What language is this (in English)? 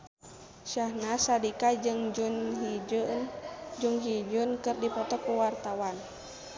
Sundanese